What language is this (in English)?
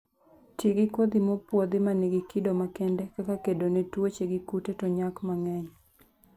Luo (Kenya and Tanzania)